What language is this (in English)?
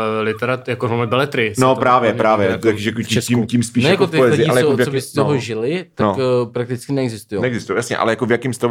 Czech